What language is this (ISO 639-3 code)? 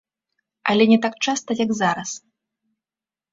bel